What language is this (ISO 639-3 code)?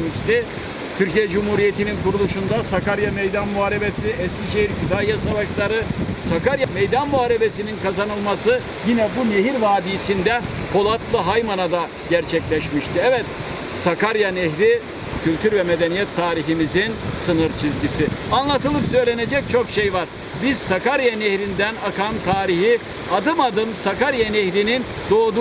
tur